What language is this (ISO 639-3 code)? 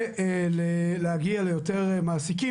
heb